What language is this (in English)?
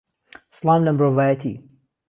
Central Kurdish